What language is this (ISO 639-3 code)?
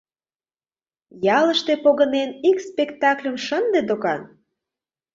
chm